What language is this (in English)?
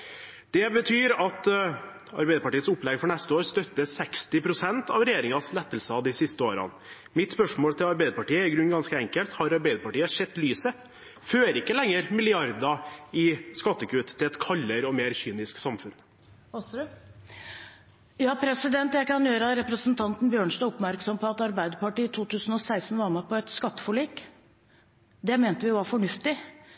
Norwegian Bokmål